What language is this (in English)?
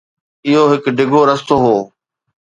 Sindhi